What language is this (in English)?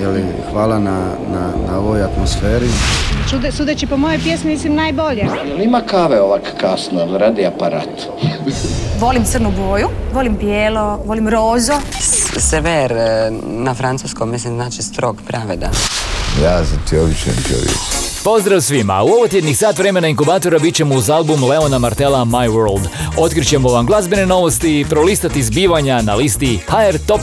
Croatian